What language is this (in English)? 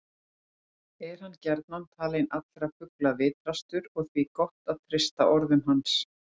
Icelandic